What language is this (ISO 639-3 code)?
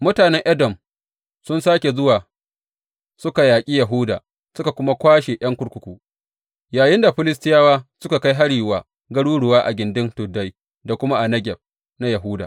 hau